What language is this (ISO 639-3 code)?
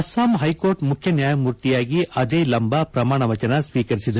kan